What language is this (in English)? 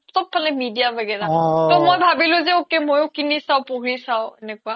Assamese